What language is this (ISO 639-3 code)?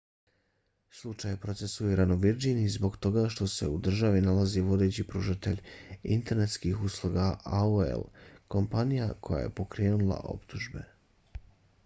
bos